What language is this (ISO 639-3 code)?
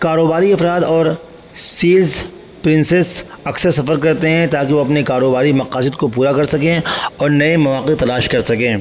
urd